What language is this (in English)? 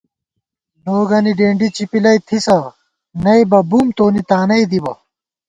Gawar-Bati